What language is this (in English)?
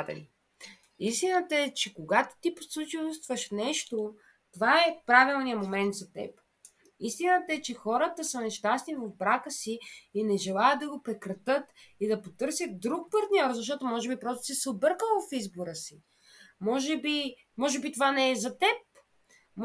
Bulgarian